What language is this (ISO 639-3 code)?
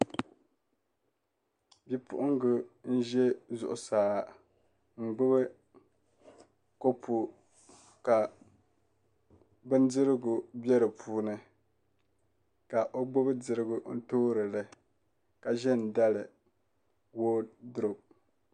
dag